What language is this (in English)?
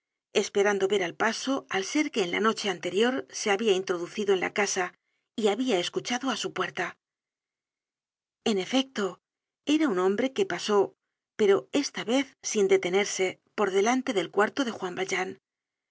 Spanish